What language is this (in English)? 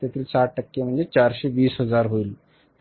Marathi